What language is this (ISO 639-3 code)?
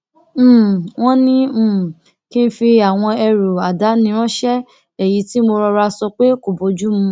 yor